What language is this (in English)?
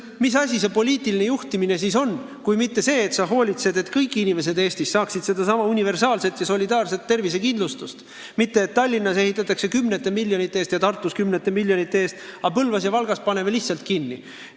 Estonian